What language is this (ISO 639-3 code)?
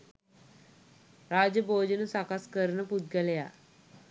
sin